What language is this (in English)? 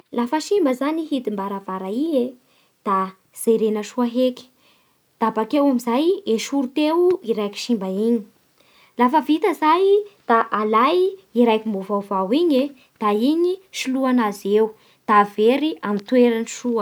Bara Malagasy